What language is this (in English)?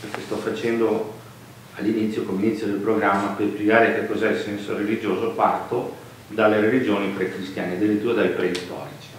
Italian